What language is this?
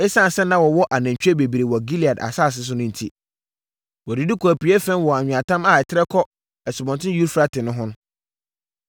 Akan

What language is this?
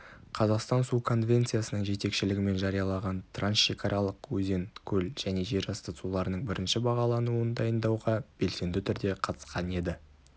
Kazakh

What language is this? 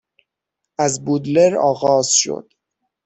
Persian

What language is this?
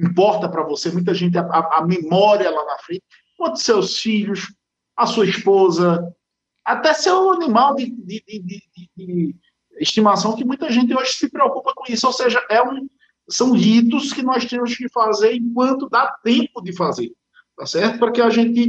Portuguese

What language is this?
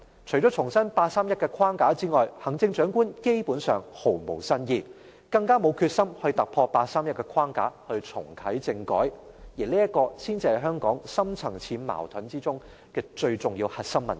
Cantonese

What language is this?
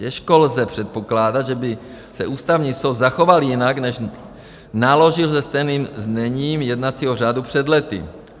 Czech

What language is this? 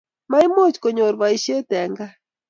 Kalenjin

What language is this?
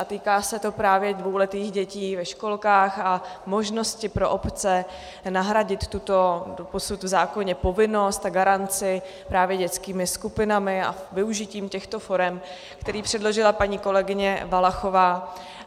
Czech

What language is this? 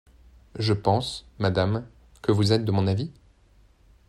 French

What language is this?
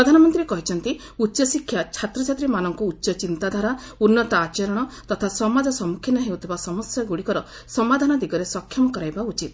Odia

